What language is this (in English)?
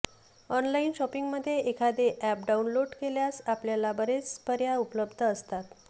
Marathi